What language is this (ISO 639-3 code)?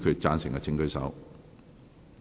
yue